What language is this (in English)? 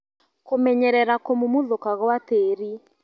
Kikuyu